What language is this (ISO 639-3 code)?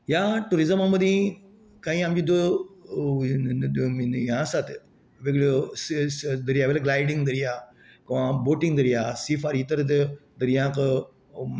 kok